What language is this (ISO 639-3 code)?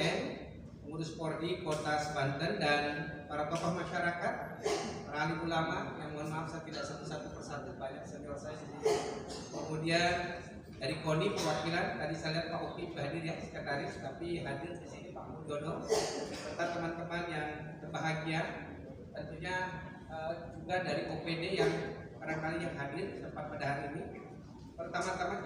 ind